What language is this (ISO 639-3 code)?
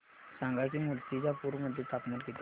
mar